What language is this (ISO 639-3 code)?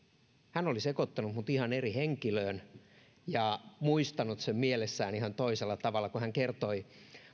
fin